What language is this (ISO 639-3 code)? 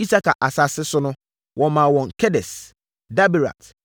aka